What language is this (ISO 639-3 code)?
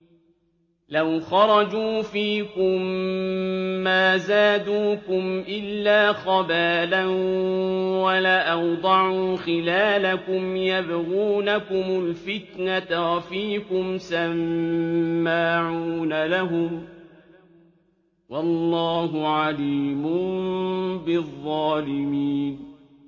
ara